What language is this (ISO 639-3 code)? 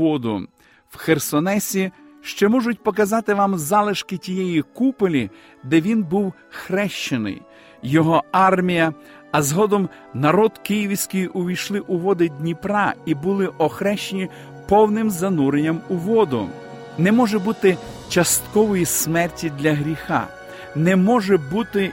ukr